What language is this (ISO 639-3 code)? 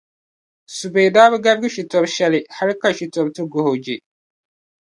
dag